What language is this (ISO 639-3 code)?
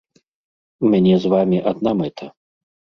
bel